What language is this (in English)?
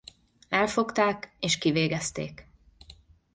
Hungarian